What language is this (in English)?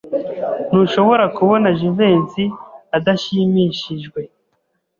Kinyarwanda